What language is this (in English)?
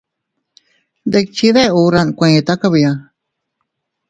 Teutila Cuicatec